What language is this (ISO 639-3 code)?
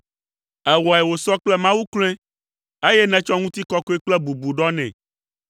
ewe